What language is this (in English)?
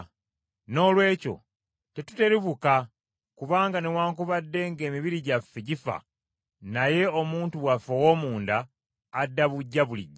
Ganda